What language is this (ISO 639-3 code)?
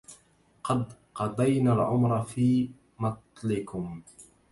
ara